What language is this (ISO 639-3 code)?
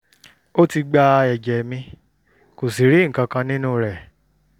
yor